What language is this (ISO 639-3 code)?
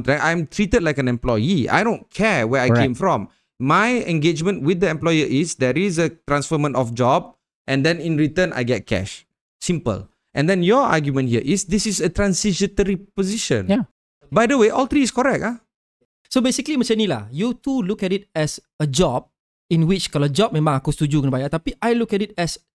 msa